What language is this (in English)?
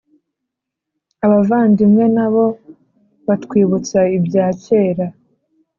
Kinyarwanda